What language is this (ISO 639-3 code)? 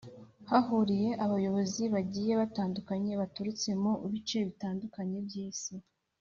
kin